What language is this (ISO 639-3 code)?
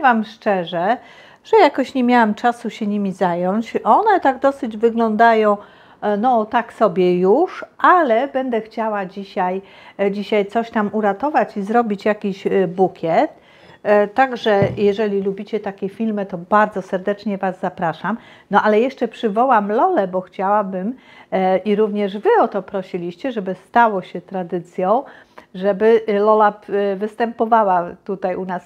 pol